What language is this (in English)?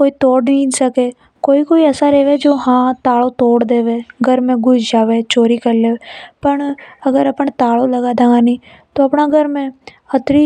Hadothi